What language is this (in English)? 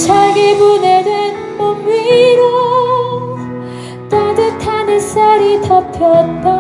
Korean